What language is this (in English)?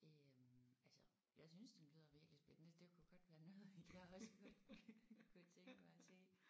Danish